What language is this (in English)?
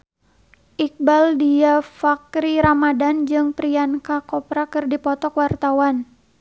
Sundanese